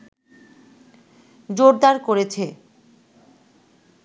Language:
Bangla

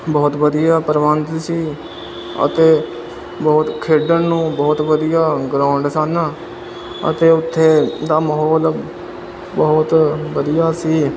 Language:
Punjabi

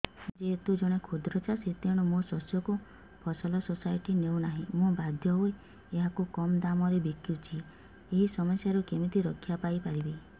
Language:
Odia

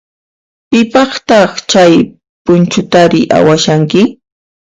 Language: Puno Quechua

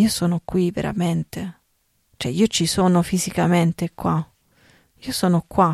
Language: Italian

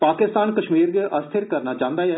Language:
Dogri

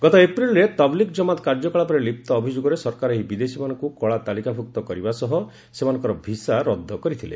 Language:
Odia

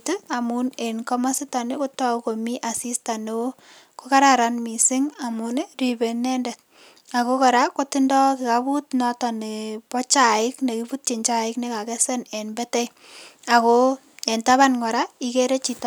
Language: Kalenjin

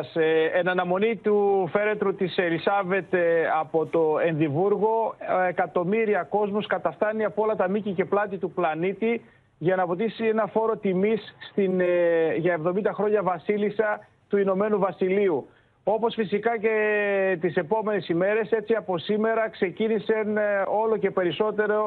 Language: Greek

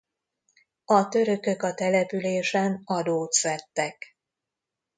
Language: Hungarian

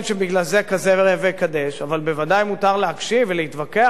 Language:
Hebrew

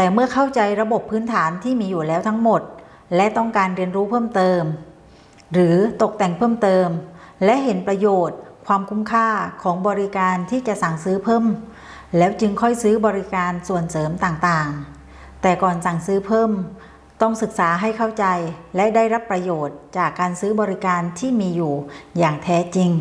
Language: Thai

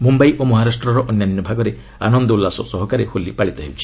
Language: Odia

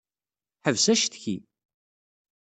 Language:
Kabyle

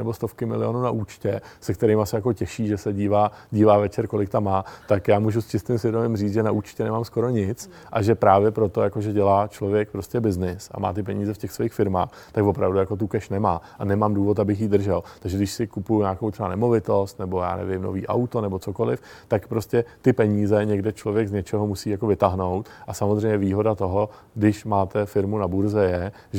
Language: Czech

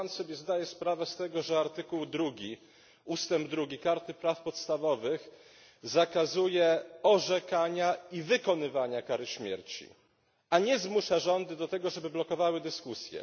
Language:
Polish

